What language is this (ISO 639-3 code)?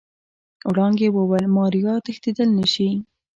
pus